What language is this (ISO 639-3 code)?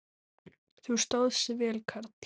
isl